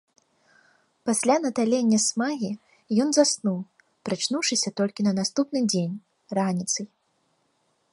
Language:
Belarusian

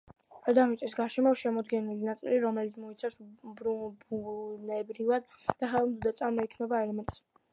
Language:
Georgian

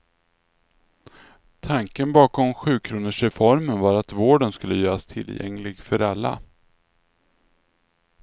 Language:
Swedish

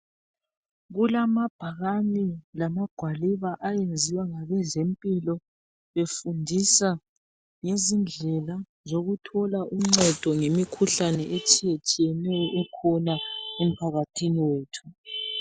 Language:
North Ndebele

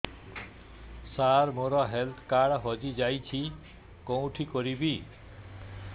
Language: Odia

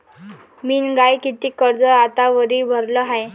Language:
Marathi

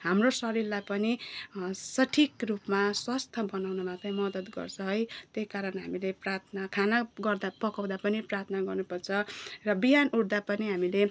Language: Nepali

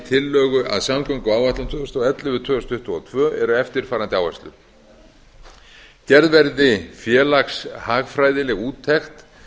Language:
Icelandic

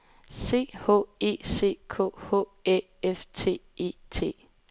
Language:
Danish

